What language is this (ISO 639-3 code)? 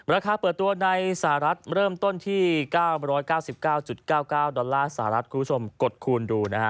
tha